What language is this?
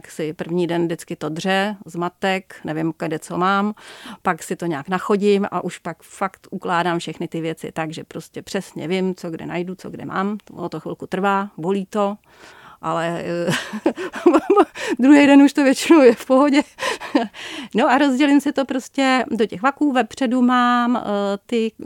Czech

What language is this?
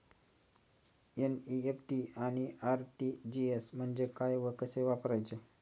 Marathi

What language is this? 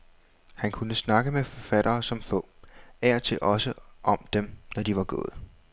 Danish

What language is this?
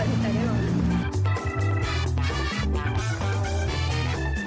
Thai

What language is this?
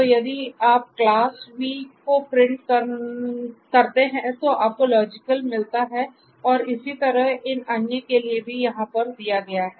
Hindi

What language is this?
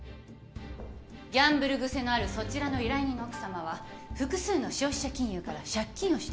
Japanese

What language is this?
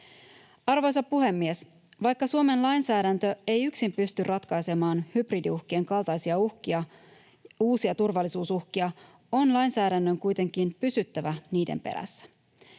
Finnish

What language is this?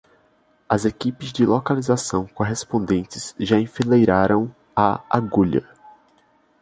Portuguese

